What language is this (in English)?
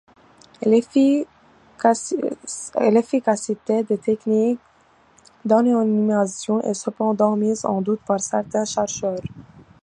French